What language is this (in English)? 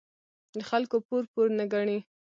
Pashto